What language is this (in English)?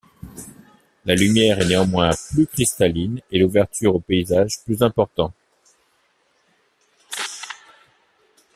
French